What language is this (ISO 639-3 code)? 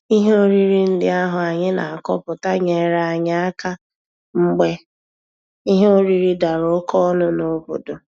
ibo